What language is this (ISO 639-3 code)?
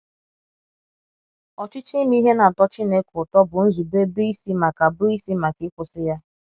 ibo